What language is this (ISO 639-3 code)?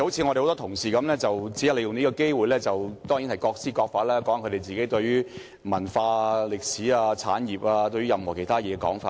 yue